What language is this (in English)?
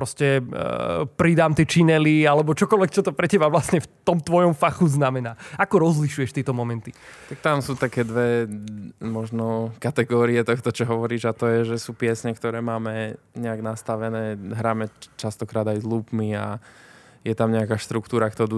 Slovak